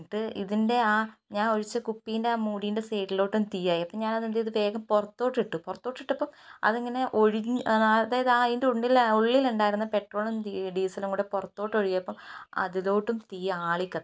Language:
Malayalam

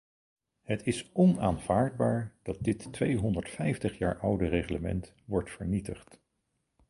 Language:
Dutch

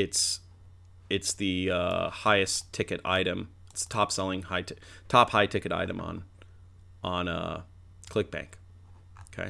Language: English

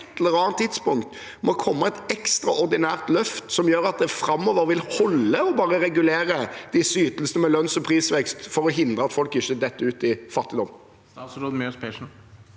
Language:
Norwegian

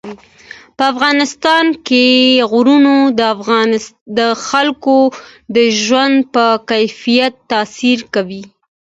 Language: Pashto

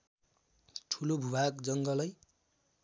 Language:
Nepali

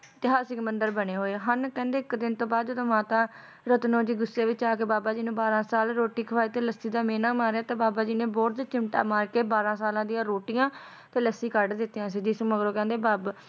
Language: Punjabi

